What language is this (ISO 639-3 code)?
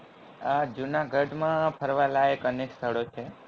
guj